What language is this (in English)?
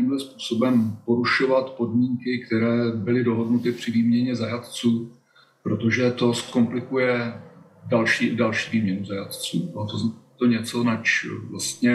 Czech